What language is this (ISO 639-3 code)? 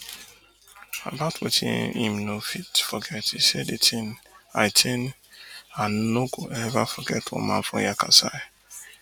pcm